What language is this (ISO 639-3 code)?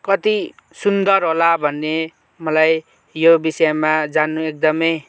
nep